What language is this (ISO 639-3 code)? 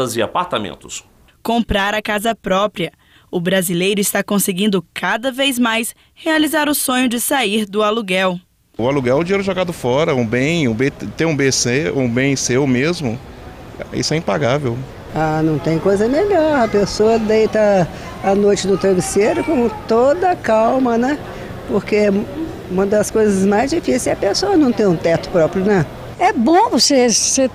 por